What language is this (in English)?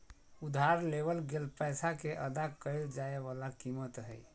Magahi